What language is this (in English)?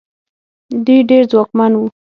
Pashto